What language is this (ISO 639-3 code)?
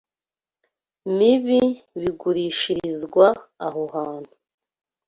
kin